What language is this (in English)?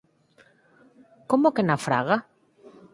Galician